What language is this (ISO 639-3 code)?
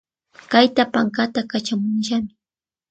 qvi